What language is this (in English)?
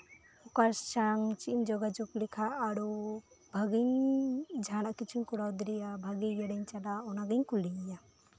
Santali